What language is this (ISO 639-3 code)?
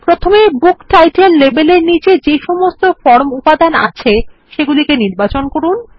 ben